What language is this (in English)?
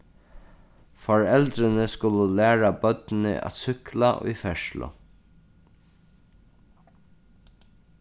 Faroese